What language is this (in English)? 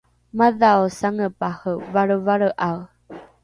Rukai